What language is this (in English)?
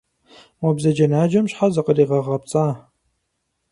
Kabardian